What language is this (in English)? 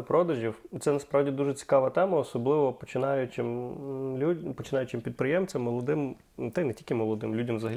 Ukrainian